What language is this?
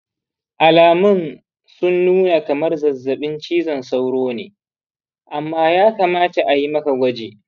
Hausa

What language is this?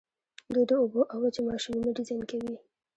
Pashto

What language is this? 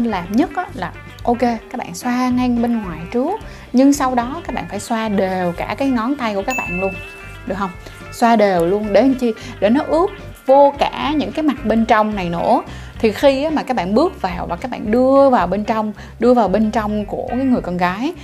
Vietnamese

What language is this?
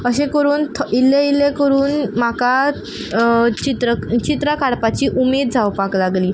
Konkani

